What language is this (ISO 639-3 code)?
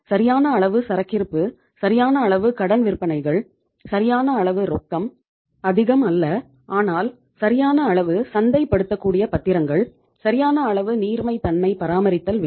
tam